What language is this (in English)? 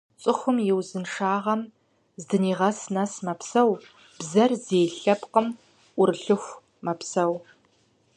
Kabardian